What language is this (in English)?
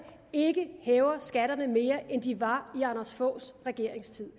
Danish